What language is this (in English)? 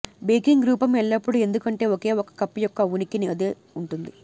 Telugu